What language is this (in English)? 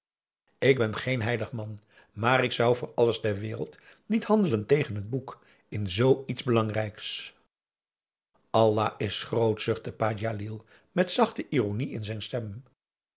Dutch